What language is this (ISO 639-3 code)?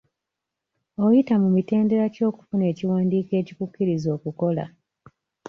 lug